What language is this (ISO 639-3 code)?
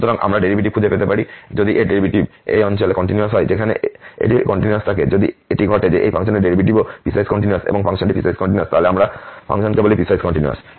ben